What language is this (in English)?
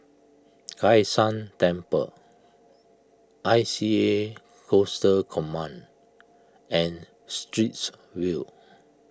English